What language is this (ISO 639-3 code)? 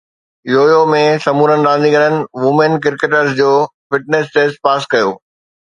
snd